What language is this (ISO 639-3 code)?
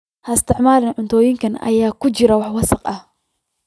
som